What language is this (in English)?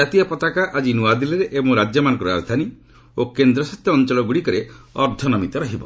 Odia